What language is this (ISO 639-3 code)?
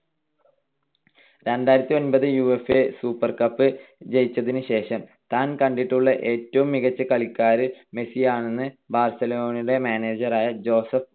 mal